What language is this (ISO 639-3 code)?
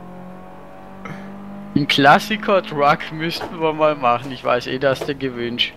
deu